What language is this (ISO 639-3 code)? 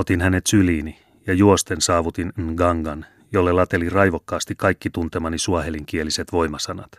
fin